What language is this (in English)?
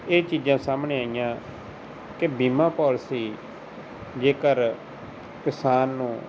Punjabi